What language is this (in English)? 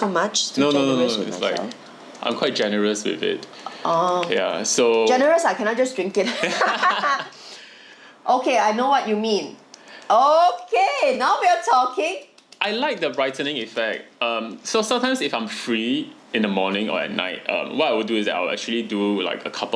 English